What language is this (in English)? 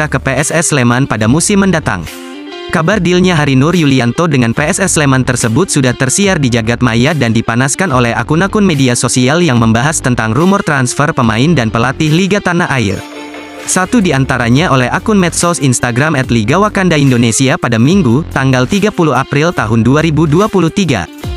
Indonesian